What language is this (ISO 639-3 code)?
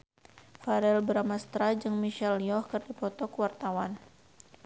sun